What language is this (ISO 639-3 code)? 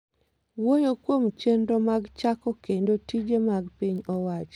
luo